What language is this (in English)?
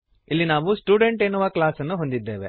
Kannada